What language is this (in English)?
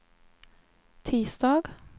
Swedish